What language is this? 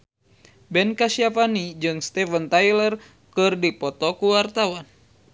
Sundanese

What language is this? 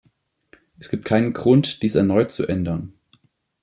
German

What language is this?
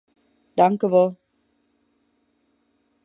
Western Frisian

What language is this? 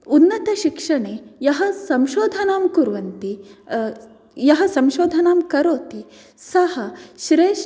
Sanskrit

